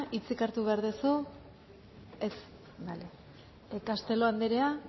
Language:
Basque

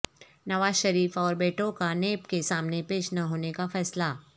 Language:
Urdu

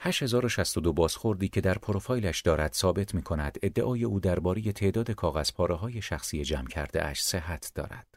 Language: Persian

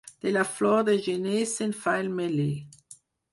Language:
Catalan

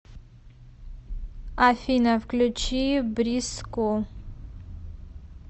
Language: Russian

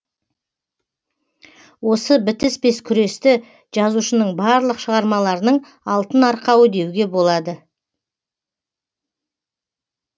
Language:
Kazakh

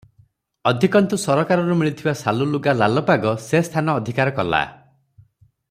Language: Odia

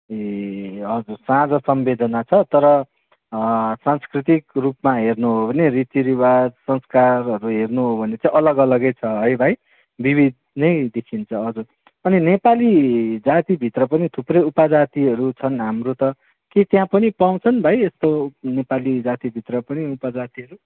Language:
Nepali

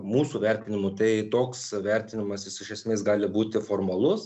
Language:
Lithuanian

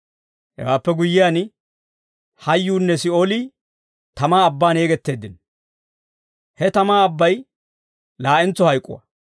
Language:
Dawro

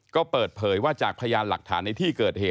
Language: Thai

